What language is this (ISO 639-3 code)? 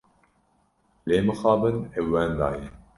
kur